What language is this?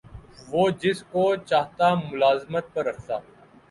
Urdu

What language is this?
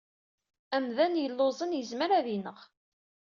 Kabyle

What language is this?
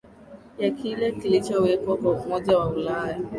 Swahili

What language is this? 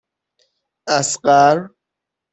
Persian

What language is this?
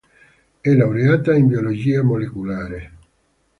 Italian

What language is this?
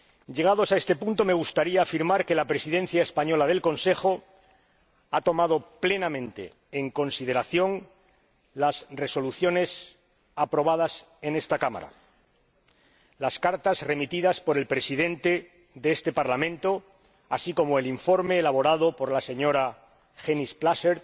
Spanish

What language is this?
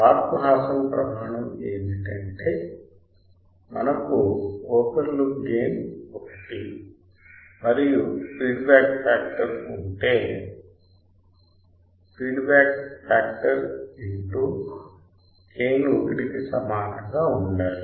Telugu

